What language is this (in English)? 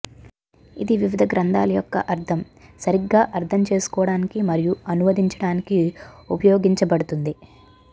Telugu